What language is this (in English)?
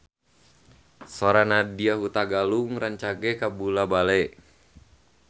Sundanese